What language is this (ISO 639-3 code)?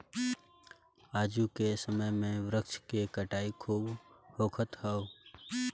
bho